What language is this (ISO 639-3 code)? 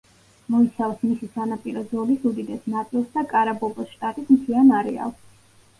kat